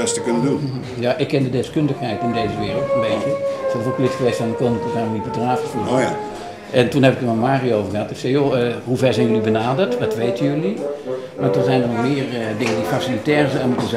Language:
Dutch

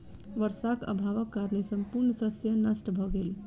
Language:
Maithili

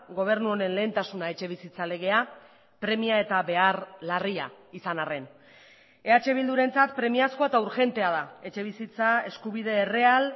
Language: Basque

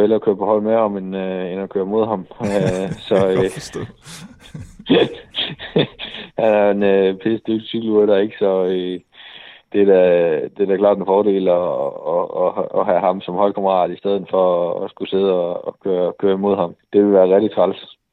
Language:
Danish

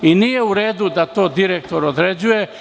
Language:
Serbian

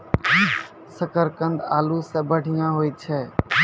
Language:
Maithili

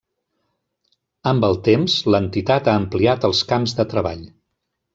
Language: Catalan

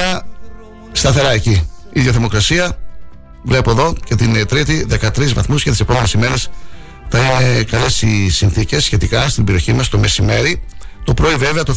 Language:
Greek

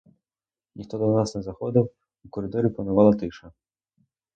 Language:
Ukrainian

